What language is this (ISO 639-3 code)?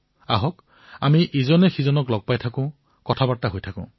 asm